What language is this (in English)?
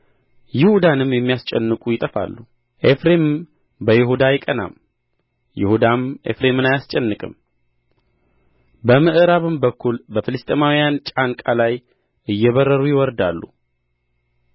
Amharic